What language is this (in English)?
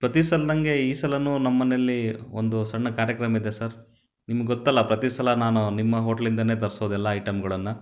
Kannada